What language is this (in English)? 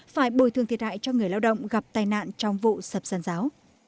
Vietnamese